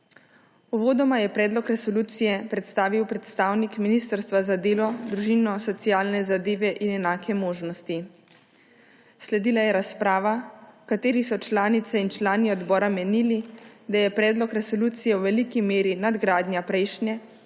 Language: Slovenian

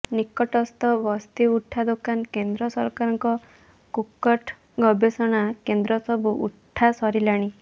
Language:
Odia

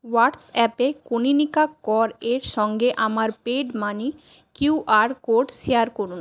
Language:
Bangla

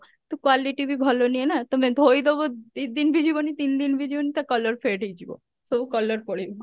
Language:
Odia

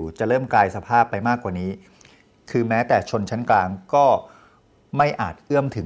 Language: Thai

